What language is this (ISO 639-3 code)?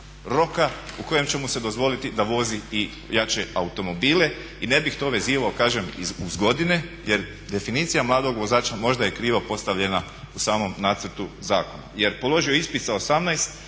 hrv